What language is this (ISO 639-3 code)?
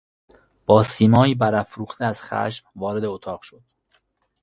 fas